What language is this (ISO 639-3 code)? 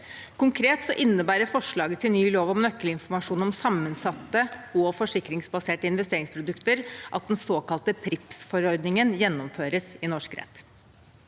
nor